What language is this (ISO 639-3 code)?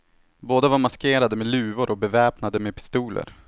swe